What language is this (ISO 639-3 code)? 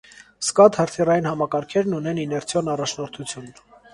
hye